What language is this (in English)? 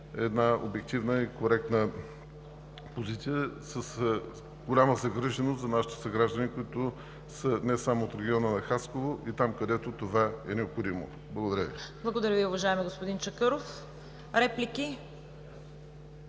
Bulgarian